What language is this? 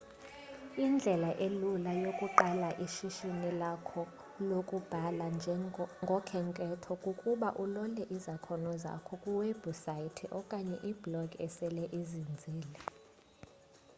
Xhosa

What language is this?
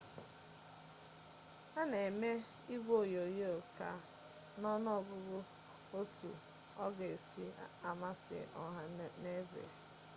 Igbo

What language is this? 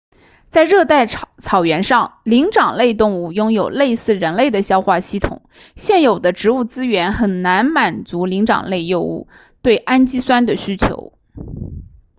Chinese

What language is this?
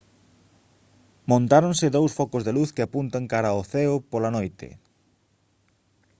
Galician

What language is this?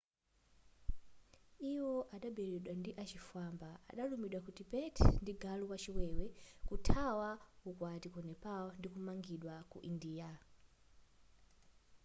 Nyanja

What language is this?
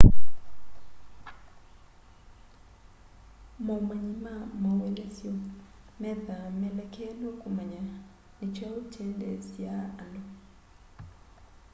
Kamba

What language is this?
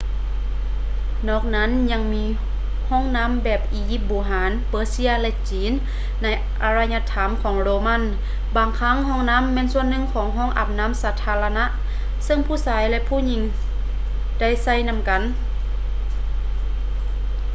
Lao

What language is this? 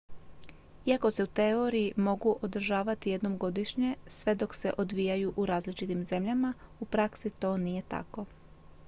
Croatian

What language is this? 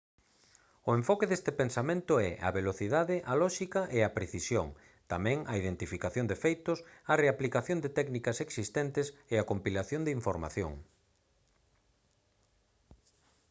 Galician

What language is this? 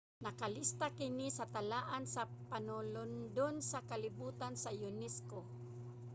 Cebuano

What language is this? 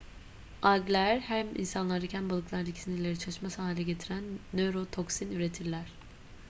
Turkish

